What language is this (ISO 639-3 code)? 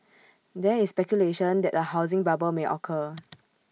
eng